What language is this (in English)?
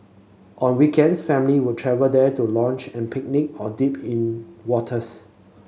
English